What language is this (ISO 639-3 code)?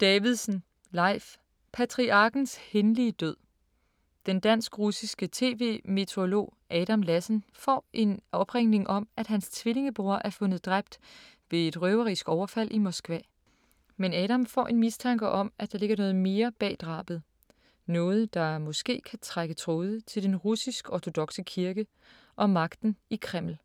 dan